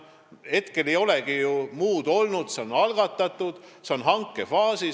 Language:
Estonian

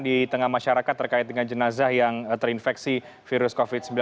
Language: Indonesian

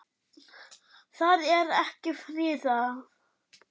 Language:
Icelandic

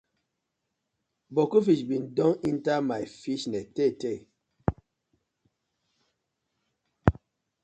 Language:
Nigerian Pidgin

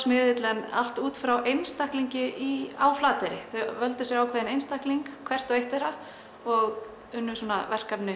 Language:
Icelandic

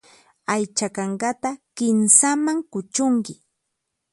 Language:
Puno Quechua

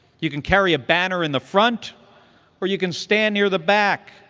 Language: English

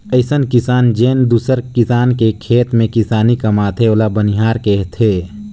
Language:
Chhattisgarhi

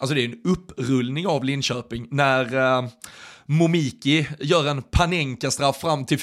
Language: Swedish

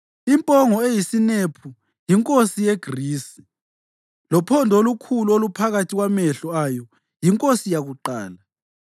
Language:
North Ndebele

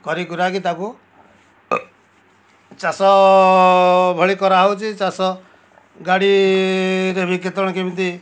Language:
Odia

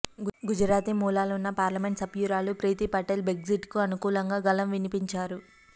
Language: Telugu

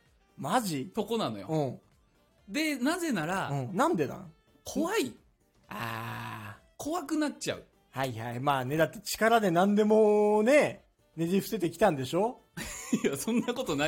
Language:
Japanese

